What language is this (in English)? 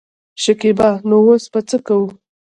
Pashto